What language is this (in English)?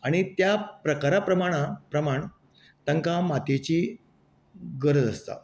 Konkani